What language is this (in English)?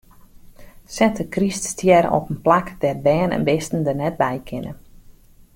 Western Frisian